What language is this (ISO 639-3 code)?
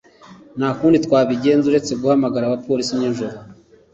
kin